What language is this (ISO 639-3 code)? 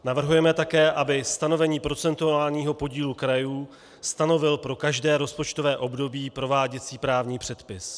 ces